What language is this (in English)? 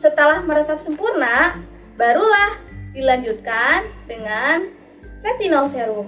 Indonesian